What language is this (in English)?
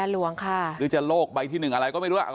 Thai